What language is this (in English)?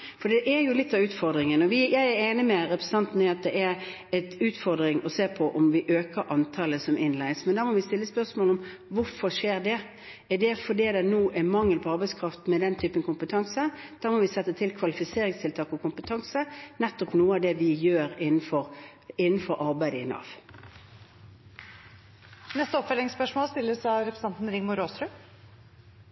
Norwegian